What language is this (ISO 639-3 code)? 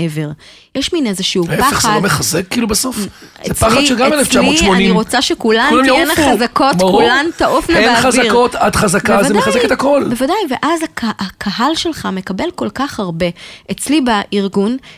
heb